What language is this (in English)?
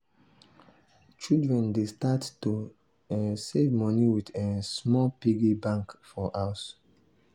Nigerian Pidgin